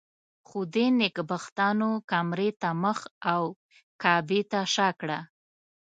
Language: Pashto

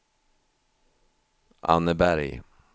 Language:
Swedish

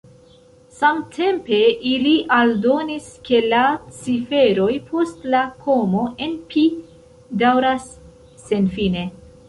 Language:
Esperanto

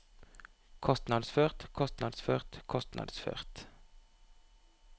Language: Norwegian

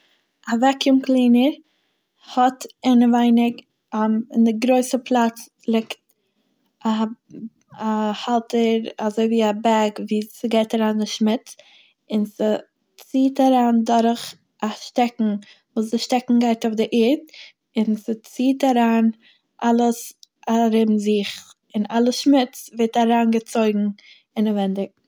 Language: Yiddish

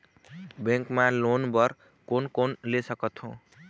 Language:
Chhattisgarhi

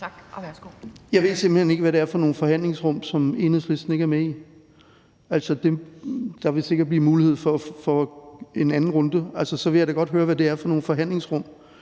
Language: Danish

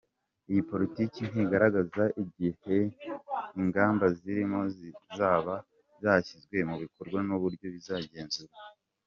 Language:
Kinyarwanda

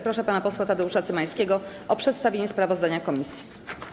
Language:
Polish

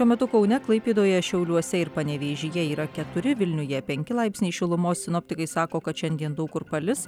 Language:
Lithuanian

